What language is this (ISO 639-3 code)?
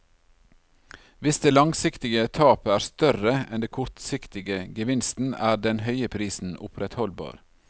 nor